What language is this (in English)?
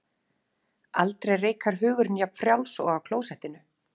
Icelandic